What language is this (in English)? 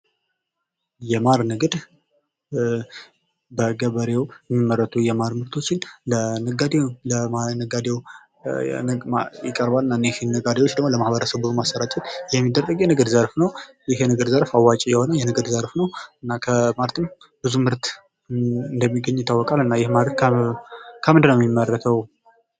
Amharic